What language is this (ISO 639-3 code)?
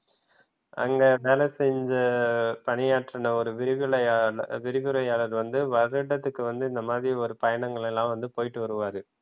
tam